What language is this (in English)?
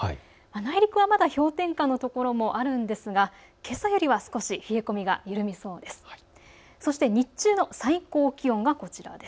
Japanese